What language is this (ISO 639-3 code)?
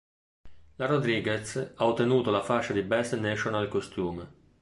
ita